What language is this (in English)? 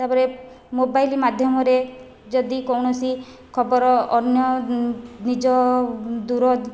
Odia